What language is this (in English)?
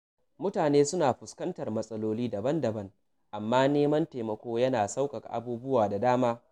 Hausa